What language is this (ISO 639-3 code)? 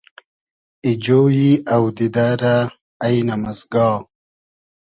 haz